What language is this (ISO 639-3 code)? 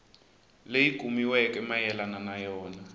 tso